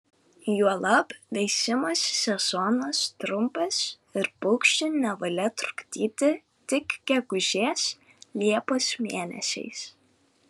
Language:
Lithuanian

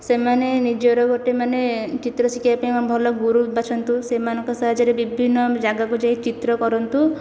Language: Odia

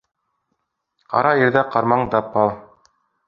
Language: Bashkir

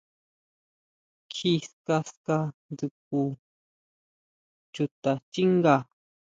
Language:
Huautla Mazatec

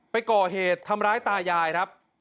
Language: Thai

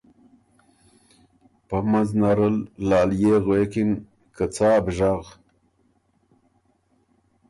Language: Ormuri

